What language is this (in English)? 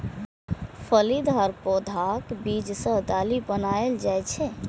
Maithili